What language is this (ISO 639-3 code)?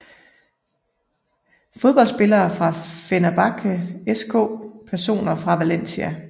dan